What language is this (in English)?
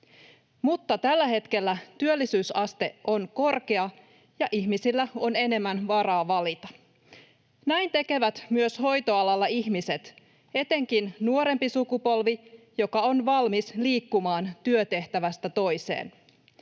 Finnish